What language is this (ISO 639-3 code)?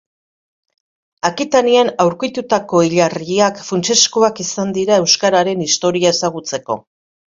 eus